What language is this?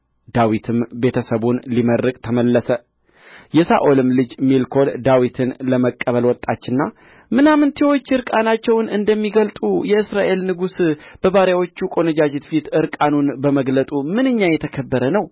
Amharic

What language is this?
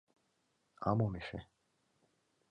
Mari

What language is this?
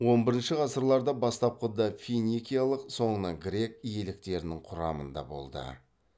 Kazakh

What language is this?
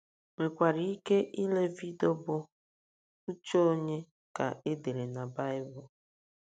Igbo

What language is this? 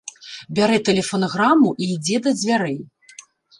Belarusian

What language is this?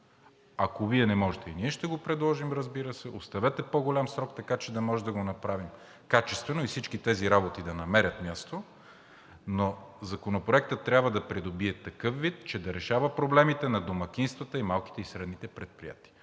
Bulgarian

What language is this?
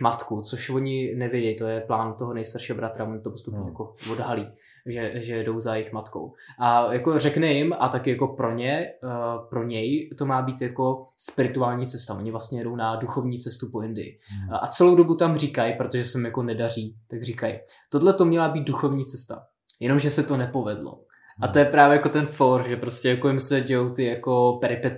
Czech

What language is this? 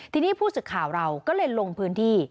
Thai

